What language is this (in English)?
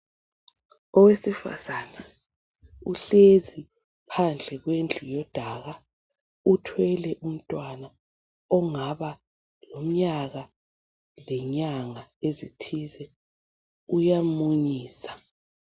North Ndebele